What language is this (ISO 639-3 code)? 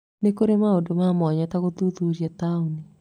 kik